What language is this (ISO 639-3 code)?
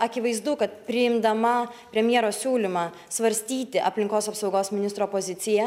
lit